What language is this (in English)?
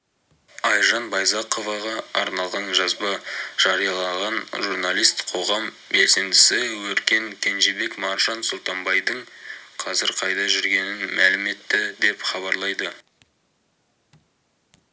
Kazakh